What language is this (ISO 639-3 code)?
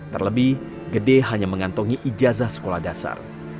ind